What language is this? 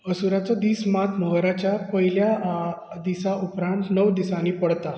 Konkani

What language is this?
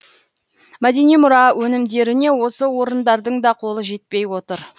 Kazakh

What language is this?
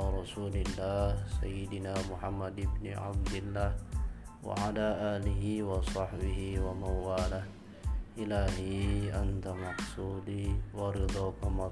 Indonesian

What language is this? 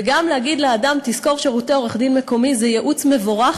Hebrew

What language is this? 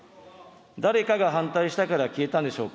Japanese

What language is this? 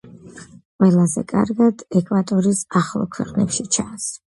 Georgian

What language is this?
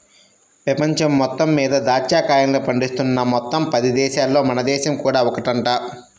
Telugu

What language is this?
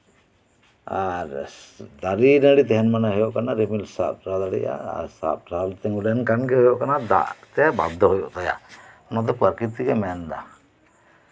Santali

